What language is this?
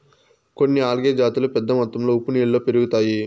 Telugu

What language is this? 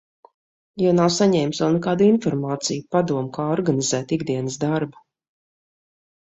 Latvian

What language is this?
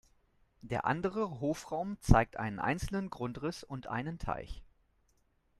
German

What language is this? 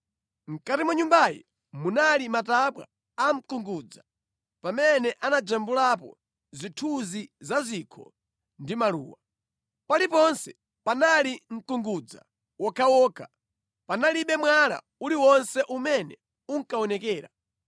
Nyanja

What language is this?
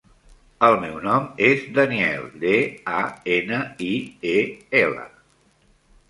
Catalan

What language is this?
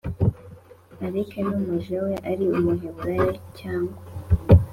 Kinyarwanda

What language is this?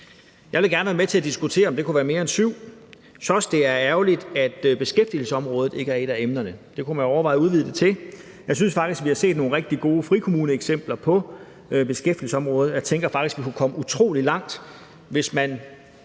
Danish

